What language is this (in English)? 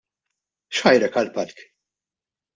Maltese